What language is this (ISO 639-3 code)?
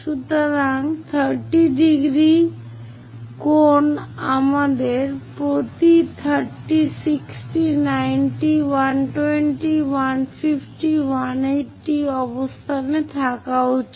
ben